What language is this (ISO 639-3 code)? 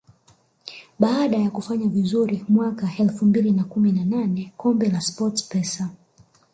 swa